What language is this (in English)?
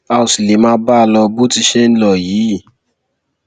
Yoruba